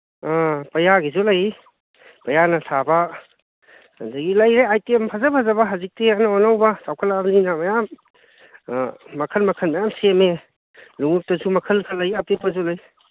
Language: Manipuri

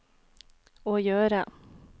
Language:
Norwegian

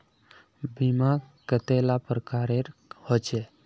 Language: Magahi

